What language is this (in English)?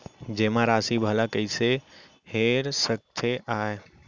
Chhattisgarhi